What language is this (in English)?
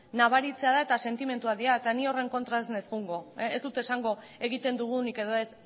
Basque